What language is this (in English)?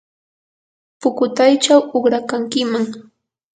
Yanahuanca Pasco Quechua